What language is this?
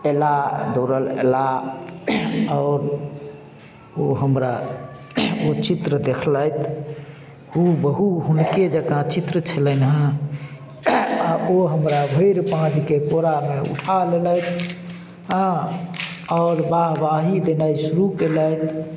Maithili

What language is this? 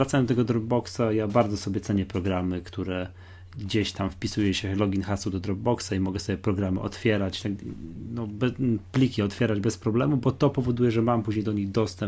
Polish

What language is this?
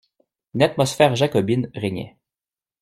French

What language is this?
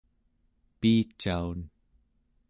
Central Yupik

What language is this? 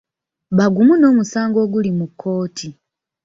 Ganda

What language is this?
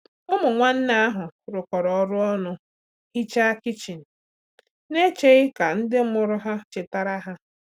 Igbo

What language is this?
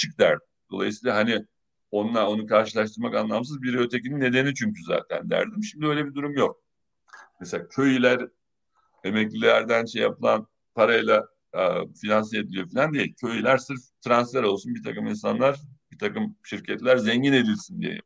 Turkish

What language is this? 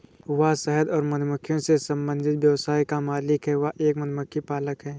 Hindi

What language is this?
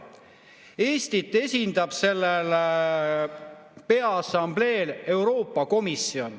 Estonian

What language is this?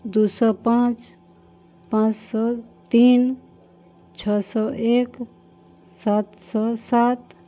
Maithili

